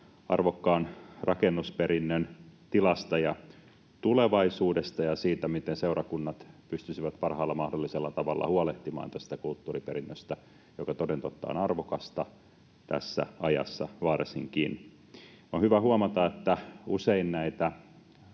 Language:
Finnish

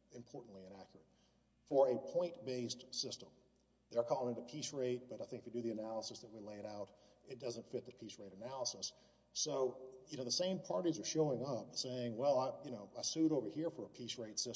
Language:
English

